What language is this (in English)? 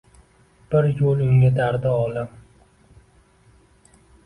Uzbek